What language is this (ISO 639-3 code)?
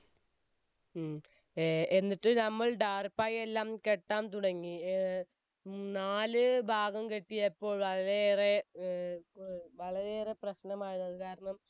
mal